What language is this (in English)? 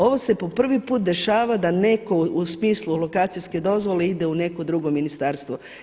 Croatian